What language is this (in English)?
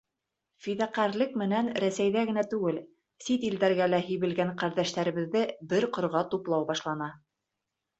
Bashkir